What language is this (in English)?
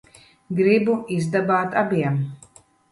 Latvian